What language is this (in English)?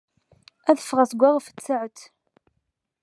Kabyle